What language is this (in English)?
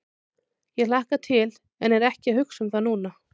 Icelandic